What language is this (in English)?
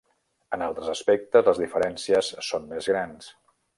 Catalan